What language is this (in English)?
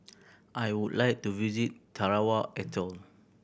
English